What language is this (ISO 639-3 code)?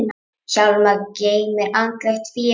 isl